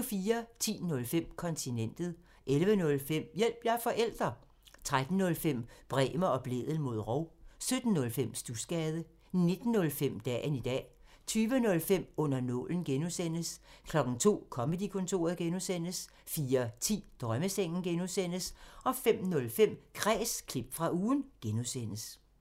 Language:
Danish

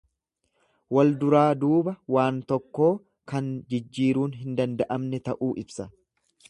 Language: Oromo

